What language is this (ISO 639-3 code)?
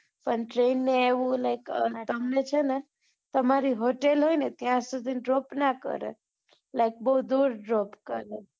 guj